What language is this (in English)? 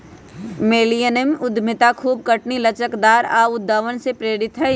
Magahi